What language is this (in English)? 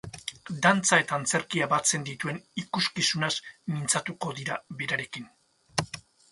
Basque